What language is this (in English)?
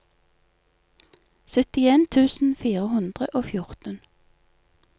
Norwegian